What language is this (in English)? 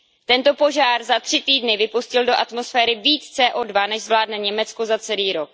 Czech